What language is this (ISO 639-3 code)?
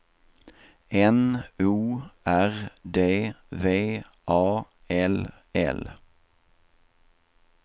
swe